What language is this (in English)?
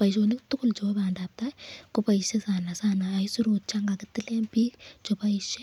Kalenjin